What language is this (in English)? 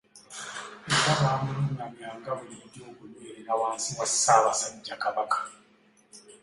Ganda